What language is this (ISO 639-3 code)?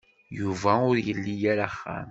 kab